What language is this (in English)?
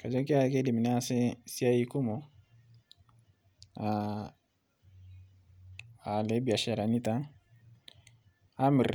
Masai